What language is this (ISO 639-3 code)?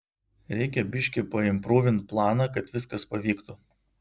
lit